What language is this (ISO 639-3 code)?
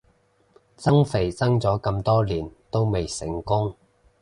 yue